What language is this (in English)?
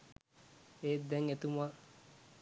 Sinhala